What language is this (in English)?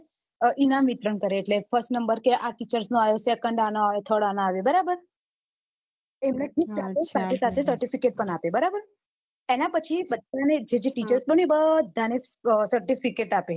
Gujarati